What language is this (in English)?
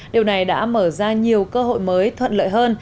Vietnamese